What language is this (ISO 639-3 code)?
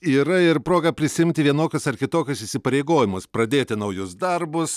lit